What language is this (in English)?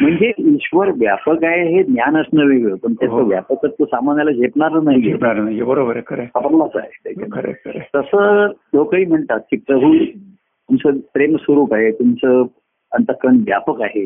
Marathi